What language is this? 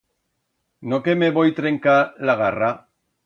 Aragonese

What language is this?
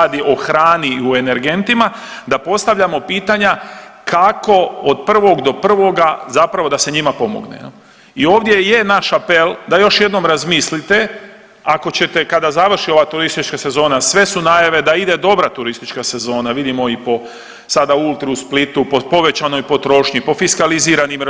Croatian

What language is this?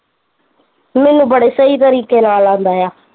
Punjabi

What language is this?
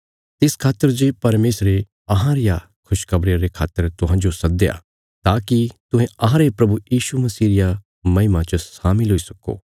Bilaspuri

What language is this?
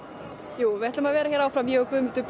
Icelandic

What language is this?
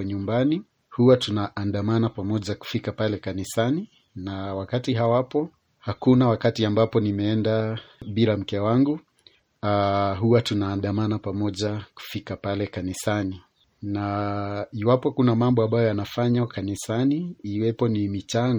Swahili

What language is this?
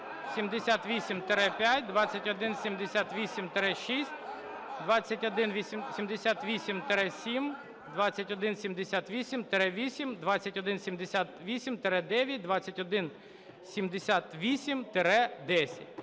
Ukrainian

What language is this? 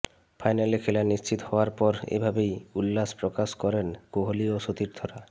Bangla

